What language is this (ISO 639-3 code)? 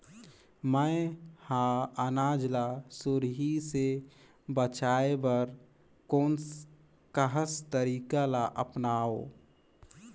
hne